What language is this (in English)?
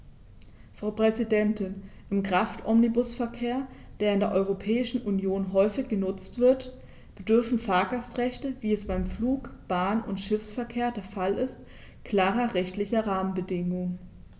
German